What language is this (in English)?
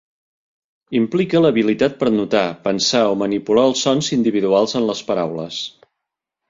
Catalan